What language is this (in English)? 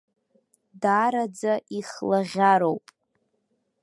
Abkhazian